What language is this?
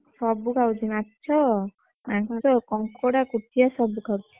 Odia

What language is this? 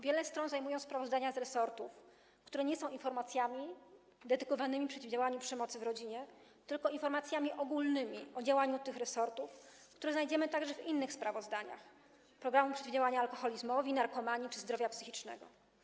Polish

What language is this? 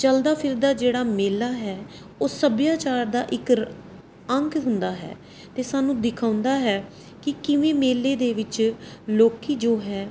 Punjabi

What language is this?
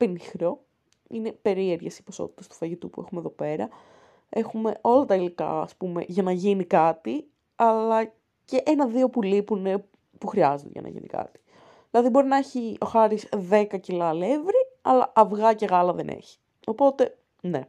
Greek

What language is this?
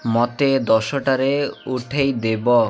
Odia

